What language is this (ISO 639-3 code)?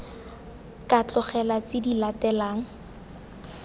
tsn